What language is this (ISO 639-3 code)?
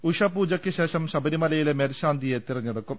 mal